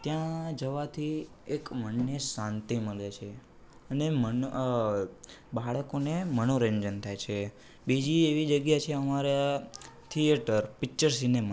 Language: Gujarati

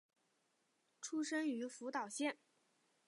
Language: Chinese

